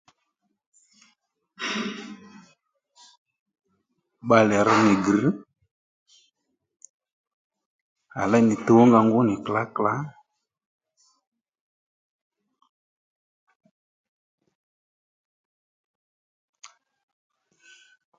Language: Lendu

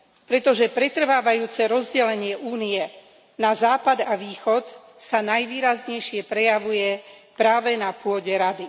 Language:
Slovak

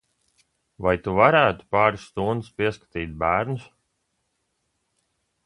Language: Latvian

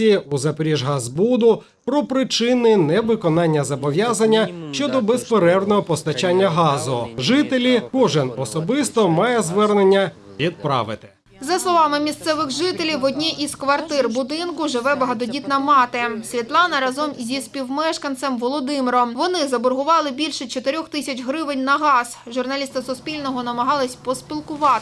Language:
Ukrainian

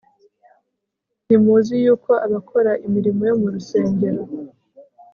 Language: Kinyarwanda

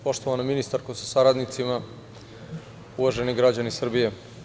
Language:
Serbian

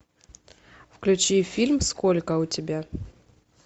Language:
Russian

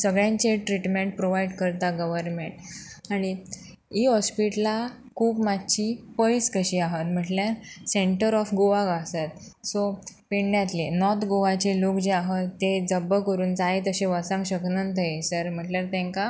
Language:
Konkani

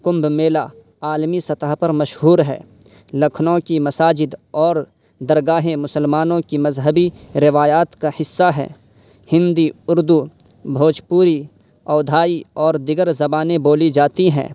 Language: Urdu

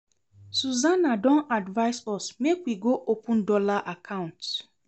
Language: Nigerian Pidgin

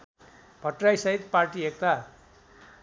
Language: Nepali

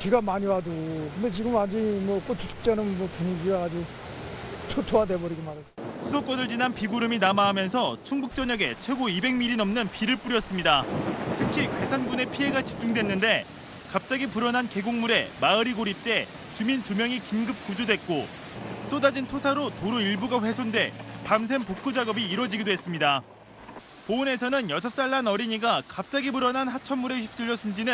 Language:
Korean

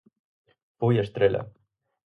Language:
Galician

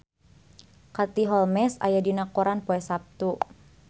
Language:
Sundanese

